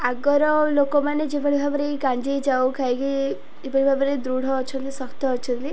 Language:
Odia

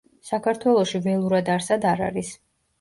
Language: Georgian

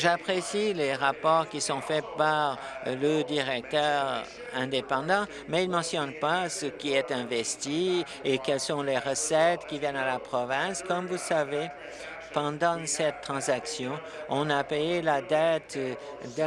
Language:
French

